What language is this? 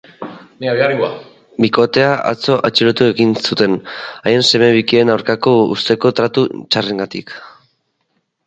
Basque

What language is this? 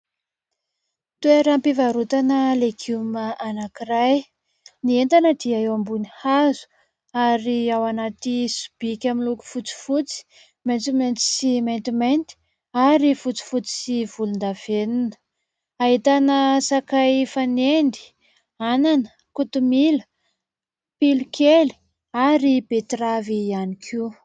Malagasy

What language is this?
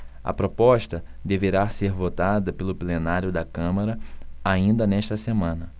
Portuguese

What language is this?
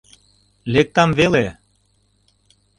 Mari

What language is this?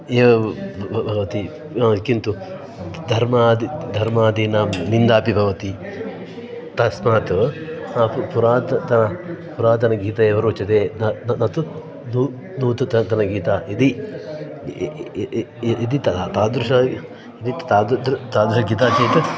Sanskrit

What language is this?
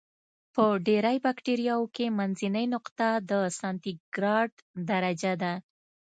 Pashto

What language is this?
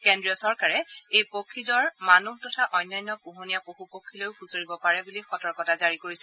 Assamese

